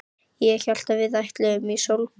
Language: Icelandic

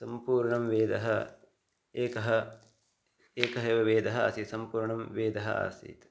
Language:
Sanskrit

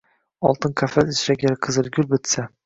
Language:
Uzbek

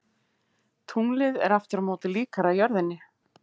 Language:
Icelandic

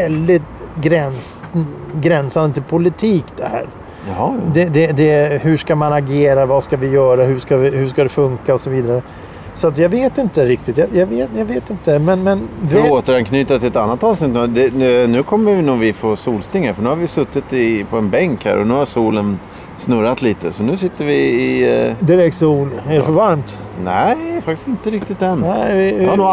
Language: Swedish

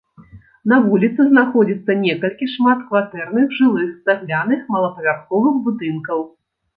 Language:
Belarusian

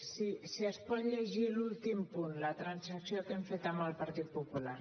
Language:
Catalan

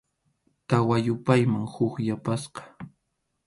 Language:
Arequipa-La Unión Quechua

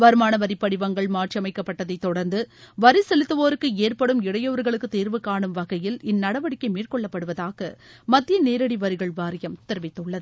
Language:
Tamil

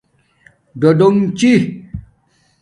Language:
Domaaki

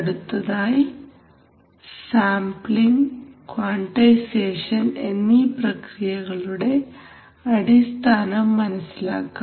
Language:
Malayalam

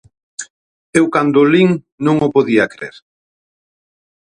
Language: Galician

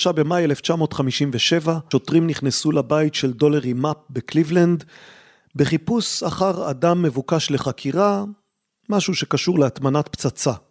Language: Hebrew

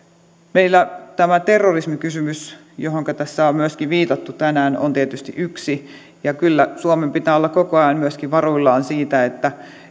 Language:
Finnish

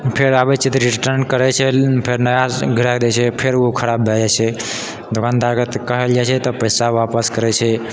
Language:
Maithili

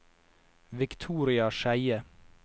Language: Norwegian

